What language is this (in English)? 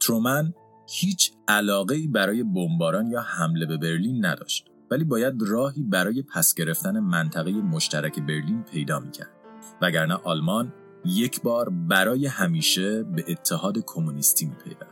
Persian